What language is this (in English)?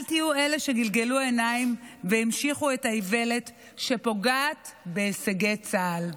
Hebrew